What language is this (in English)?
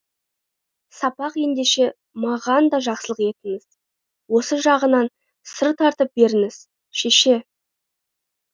Kazakh